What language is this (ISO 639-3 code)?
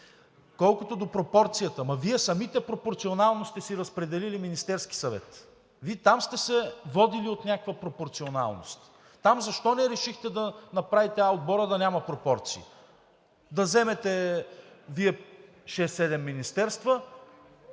bul